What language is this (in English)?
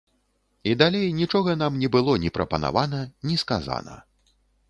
Belarusian